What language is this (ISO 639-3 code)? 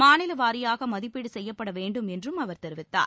tam